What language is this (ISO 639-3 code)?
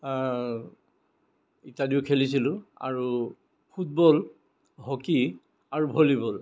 asm